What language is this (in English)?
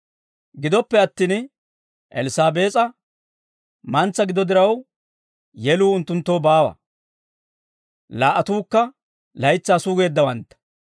Dawro